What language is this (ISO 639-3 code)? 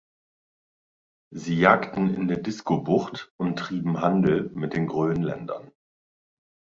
deu